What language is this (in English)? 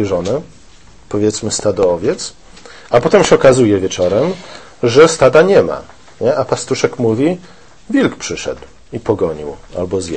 Polish